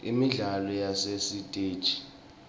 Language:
Swati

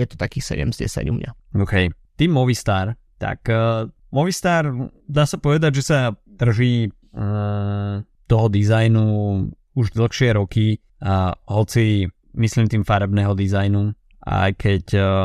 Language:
Slovak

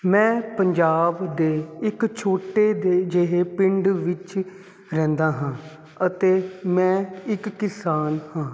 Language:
Punjabi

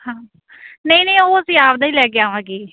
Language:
Punjabi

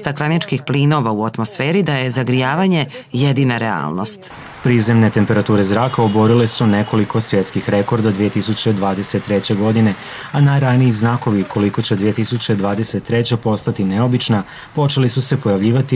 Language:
Croatian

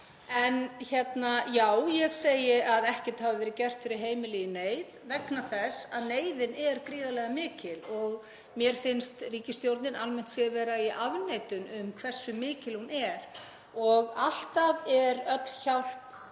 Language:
Icelandic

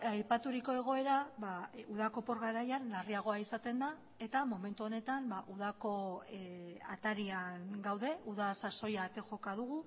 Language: Basque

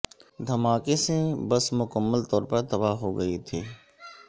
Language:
Urdu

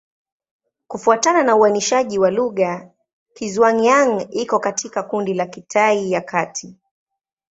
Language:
Swahili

